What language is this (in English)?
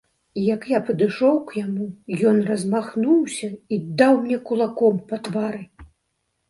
Belarusian